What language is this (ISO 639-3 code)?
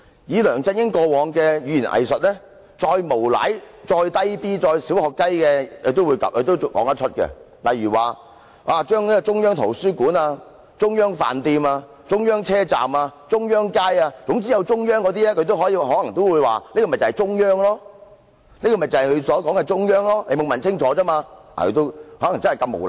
yue